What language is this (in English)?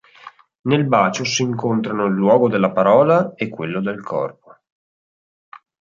Italian